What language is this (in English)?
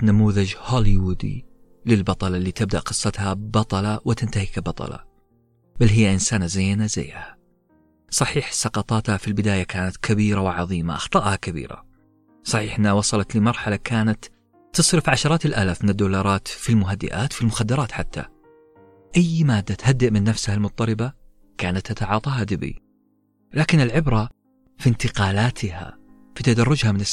Arabic